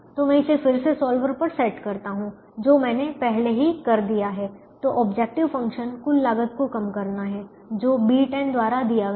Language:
Hindi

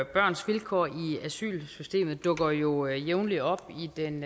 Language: Danish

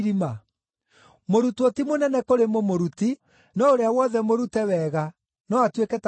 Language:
Kikuyu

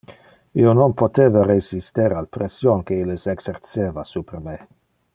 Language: Interlingua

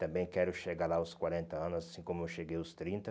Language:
Portuguese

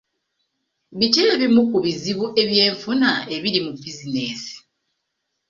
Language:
Ganda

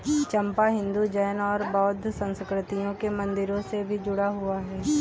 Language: Hindi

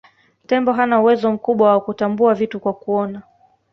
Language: Swahili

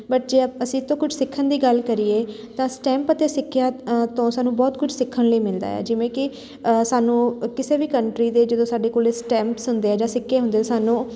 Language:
Punjabi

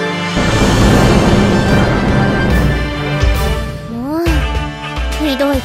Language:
Japanese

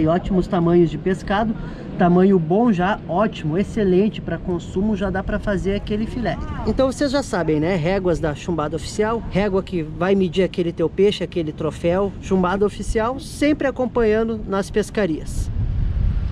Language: Portuguese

